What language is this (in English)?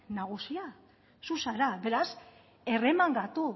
Basque